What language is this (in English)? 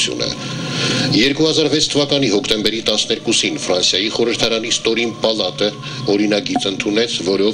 Slovak